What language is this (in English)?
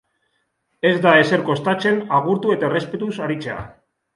Basque